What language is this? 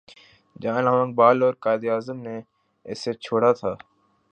Urdu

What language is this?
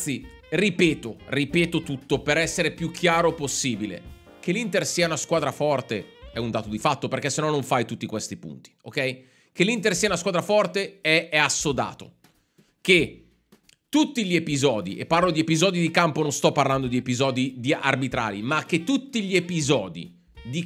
Italian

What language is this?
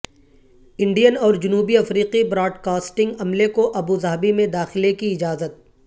Urdu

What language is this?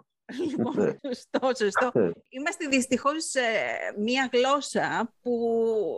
Greek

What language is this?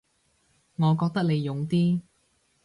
Cantonese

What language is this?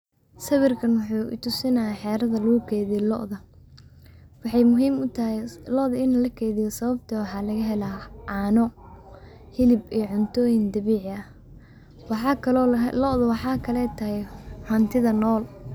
Somali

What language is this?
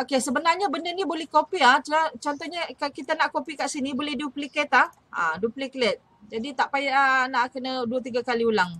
Malay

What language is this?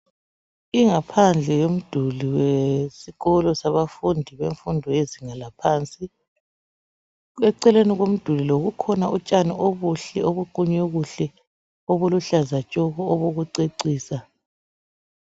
North Ndebele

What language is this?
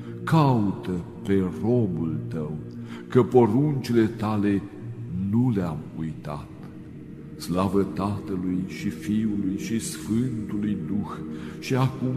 Romanian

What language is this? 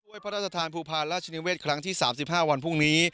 Thai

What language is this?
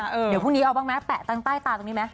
Thai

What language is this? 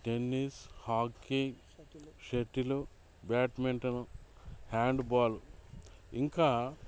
Telugu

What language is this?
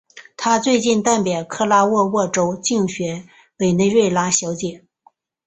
Chinese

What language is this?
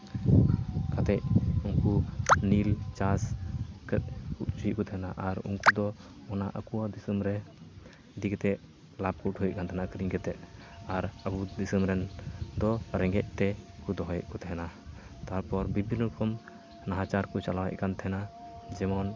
Santali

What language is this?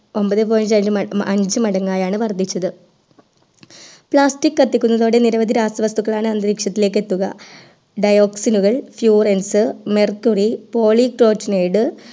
Malayalam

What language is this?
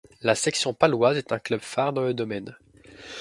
French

